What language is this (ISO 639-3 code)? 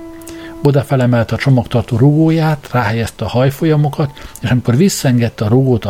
hun